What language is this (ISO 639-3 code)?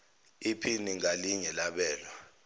zul